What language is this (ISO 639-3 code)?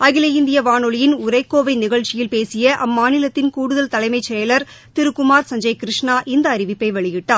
tam